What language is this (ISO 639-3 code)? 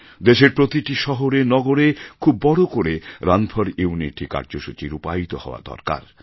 ben